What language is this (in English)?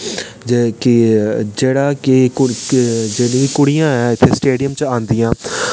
Dogri